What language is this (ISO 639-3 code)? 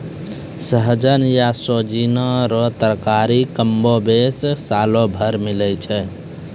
mai